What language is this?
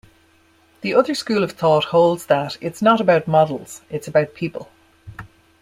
English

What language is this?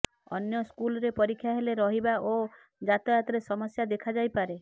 Odia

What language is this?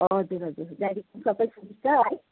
Nepali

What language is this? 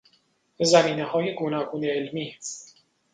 Persian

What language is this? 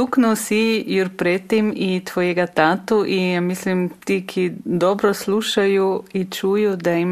Croatian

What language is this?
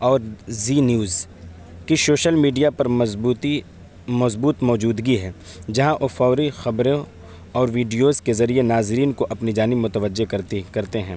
Urdu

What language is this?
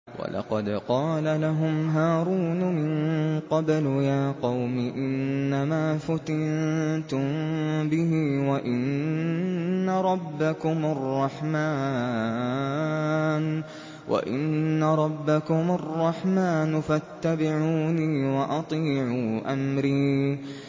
Arabic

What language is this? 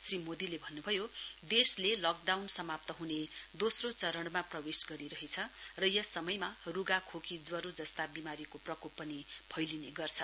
Nepali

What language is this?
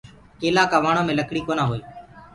Gurgula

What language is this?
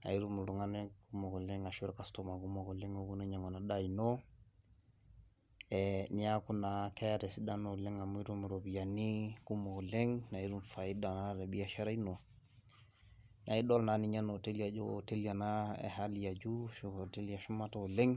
Masai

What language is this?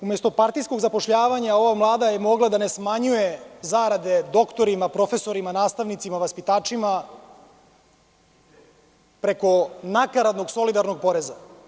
Serbian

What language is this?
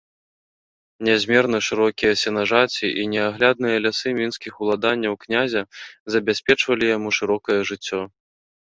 Belarusian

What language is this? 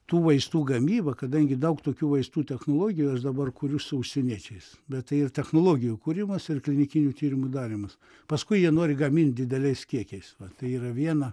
Lithuanian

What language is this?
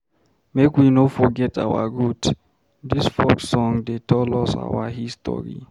Nigerian Pidgin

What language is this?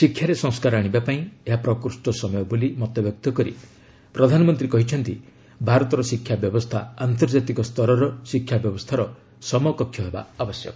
Odia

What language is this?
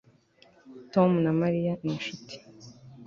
Kinyarwanda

